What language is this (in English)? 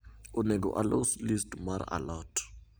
Luo (Kenya and Tanzania)